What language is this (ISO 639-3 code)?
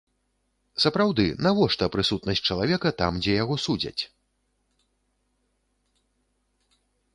bel